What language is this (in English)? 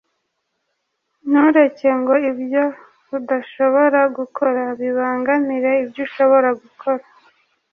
Kinyarwanda